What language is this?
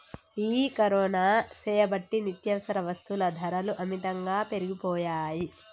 Telugu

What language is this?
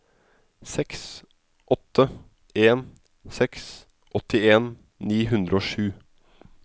Norwegian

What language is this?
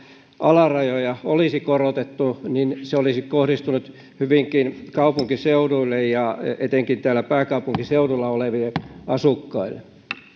Finnish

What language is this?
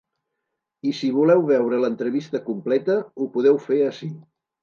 Catalan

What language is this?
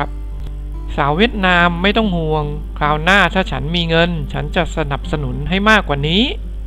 Thai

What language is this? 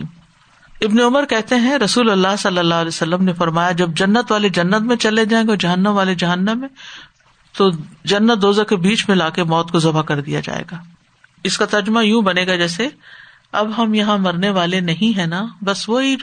Urdu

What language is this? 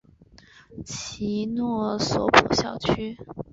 Chinese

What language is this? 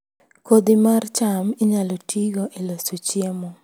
Luo (Kenya and Tanzania)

